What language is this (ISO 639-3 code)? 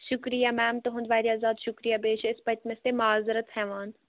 kas